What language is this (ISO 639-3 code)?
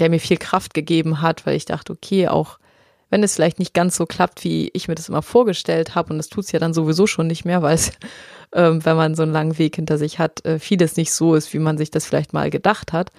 deu